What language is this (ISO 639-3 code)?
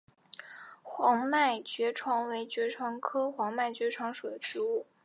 zho